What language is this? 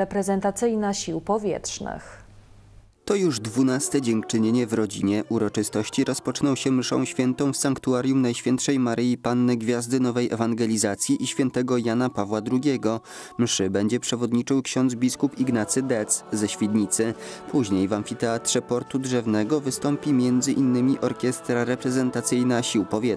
Polish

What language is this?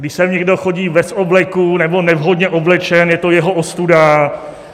Czech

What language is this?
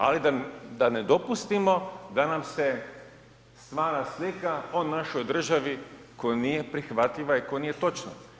Croatian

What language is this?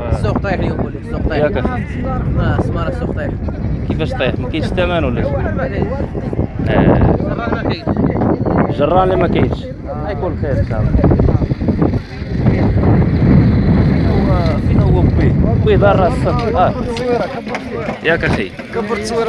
Arabic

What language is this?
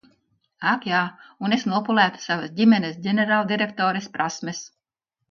Latvian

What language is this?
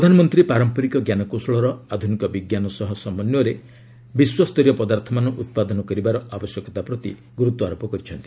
Odia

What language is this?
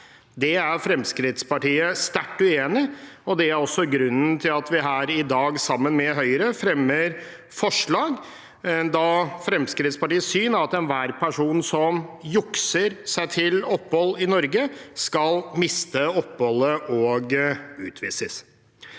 Norwegian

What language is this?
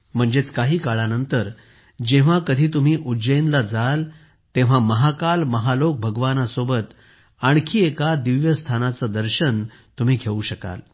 Marathi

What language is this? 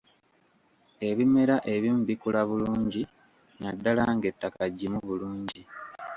Ganda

